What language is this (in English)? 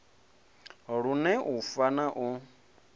Venda